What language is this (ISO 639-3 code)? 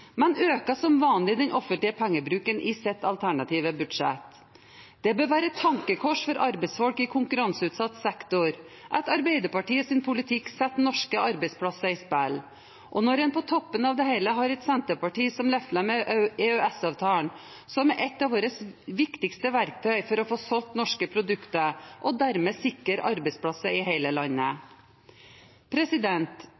nob